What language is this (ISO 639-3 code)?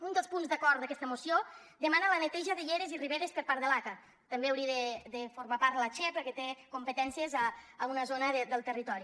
cat